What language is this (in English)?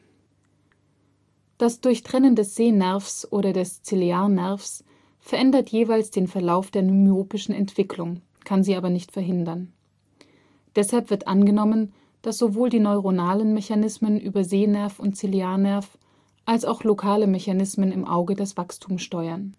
German